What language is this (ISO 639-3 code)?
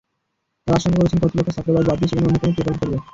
ben